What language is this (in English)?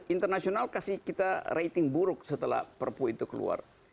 Indonesian